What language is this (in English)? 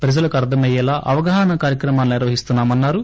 Telugu